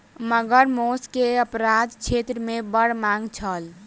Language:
Maithili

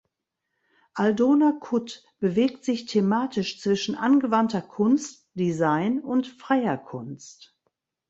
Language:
German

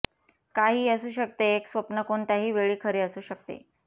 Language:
Marathi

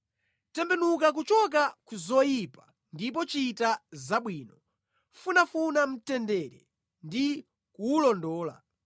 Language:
Nyanja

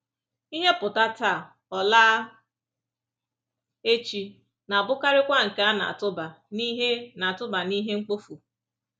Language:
Igbo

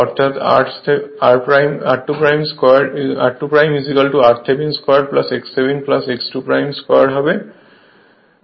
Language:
Bangla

